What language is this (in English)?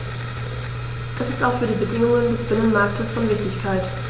German